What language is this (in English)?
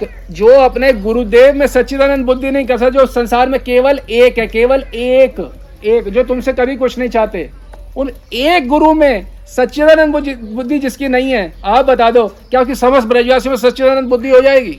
Hindi